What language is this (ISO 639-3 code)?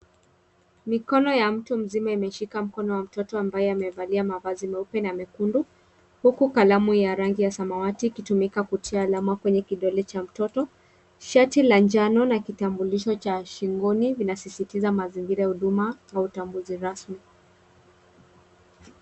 swa